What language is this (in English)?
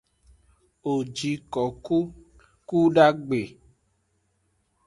Aja (Benin)